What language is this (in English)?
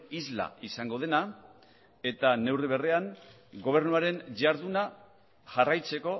Basque